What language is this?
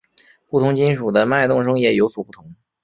Chinese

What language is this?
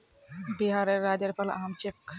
Magahi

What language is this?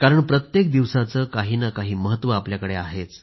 Marathi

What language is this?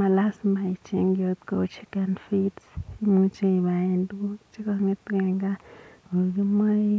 Kalenjin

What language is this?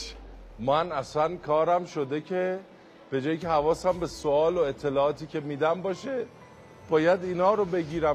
Persian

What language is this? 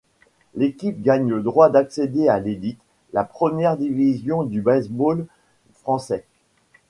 French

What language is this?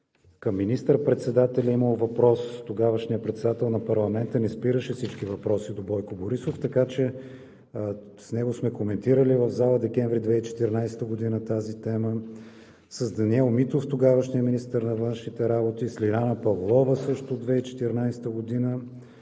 Bulgarian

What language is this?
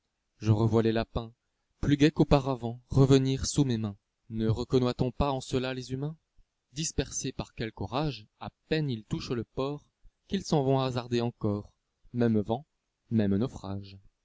French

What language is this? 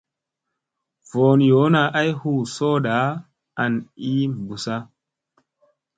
Musey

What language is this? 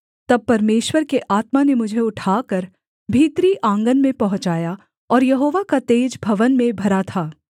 Hindi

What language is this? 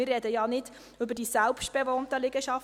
Swiss German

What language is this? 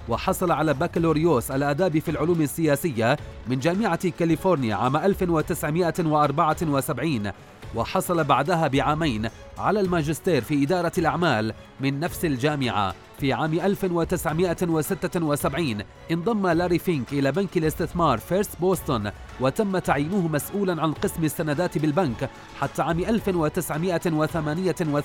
Arabic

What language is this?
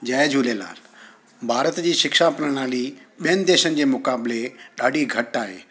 Sindhi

